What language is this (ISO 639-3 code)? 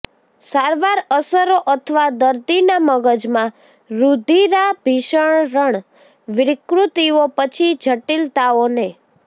guj